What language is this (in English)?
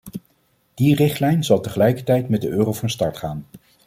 Dutch